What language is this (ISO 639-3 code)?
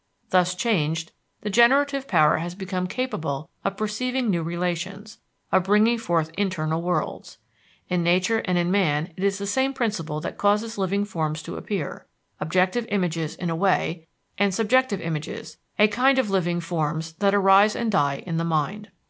eng